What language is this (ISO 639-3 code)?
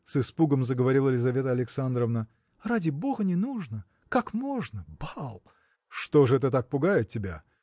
rus